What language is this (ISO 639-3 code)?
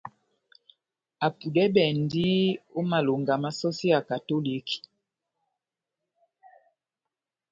bnm